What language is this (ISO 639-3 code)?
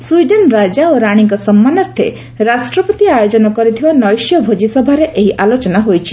ori